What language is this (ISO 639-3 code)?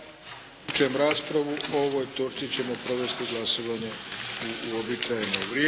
hrv